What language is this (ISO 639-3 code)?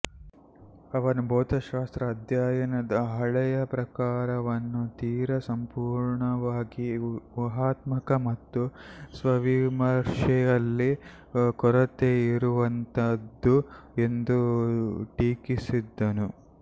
kan